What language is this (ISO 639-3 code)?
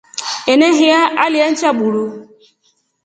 rof